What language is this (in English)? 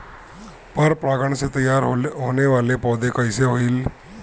Bhojpuri